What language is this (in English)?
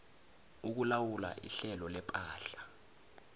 South Ndebele